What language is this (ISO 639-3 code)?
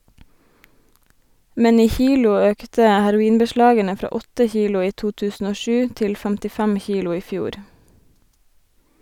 nor